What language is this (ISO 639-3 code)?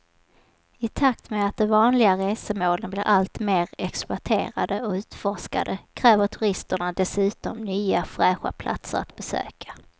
swe